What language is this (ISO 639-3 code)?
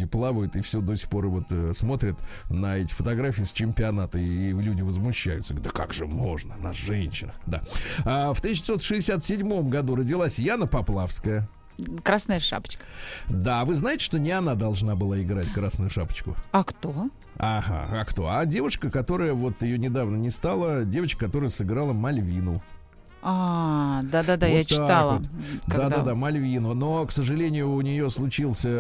rus